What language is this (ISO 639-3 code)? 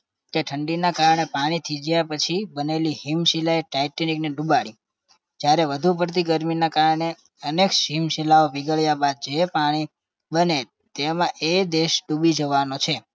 guj